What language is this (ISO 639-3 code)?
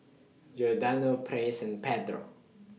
eng